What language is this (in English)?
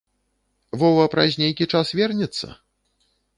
Belarusian